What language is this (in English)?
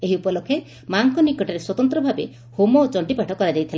Odia